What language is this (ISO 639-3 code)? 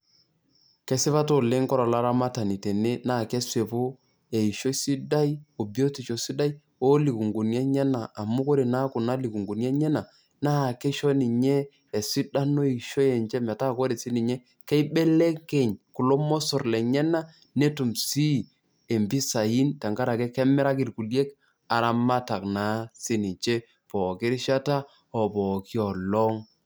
mas